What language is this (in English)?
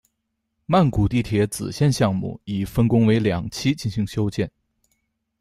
Chinese